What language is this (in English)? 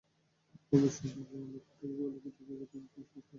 Bangla